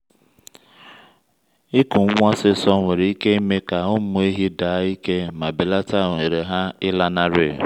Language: Igbo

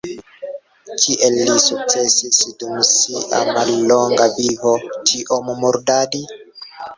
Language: Esperanto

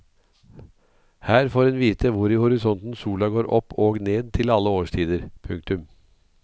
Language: Norwegian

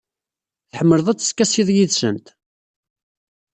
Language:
Kabyle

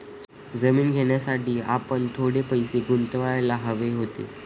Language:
Marathi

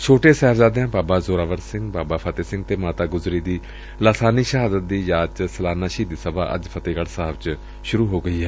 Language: Punjabi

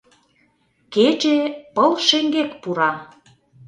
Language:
Mari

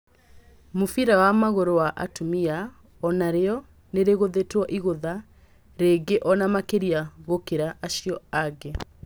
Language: Kikuyu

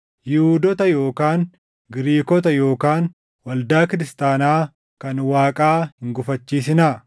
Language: Oromo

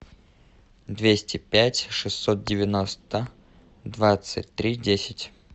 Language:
Russian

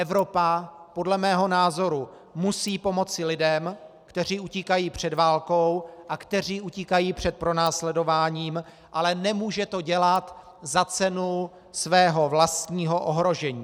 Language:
Czech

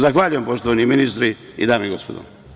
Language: Serbian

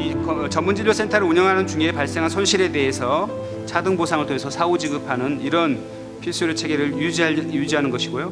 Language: Korean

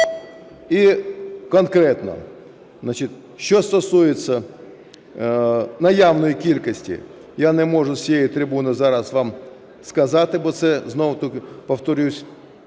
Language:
Ukrainian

